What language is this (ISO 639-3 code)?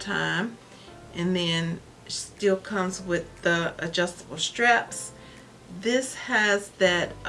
eng